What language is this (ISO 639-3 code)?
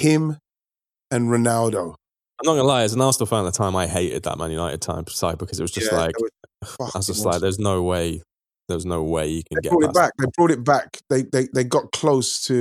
eng